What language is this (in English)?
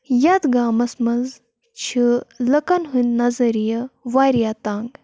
Kashmiri